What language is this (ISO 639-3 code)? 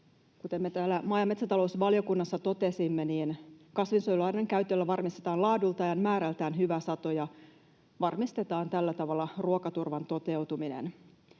fin